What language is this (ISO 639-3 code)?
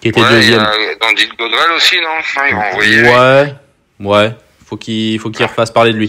fra